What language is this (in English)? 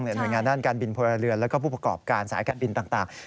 Thai